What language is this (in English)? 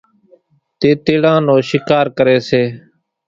Kachi Koli